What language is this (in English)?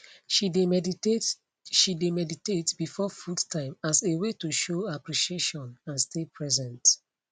Nigerian Pidgin